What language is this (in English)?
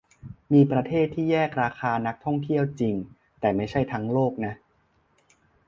Thai